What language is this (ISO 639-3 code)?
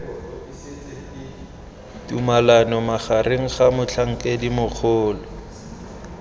tsn